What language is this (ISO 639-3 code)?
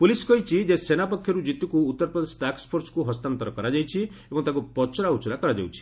ori